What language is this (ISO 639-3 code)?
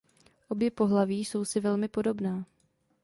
ces